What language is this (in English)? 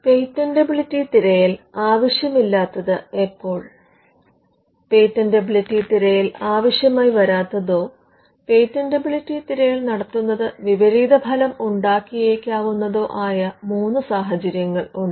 Malayalam